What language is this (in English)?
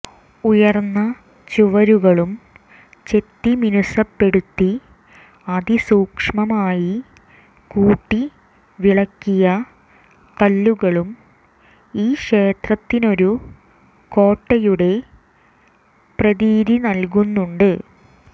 Malayalam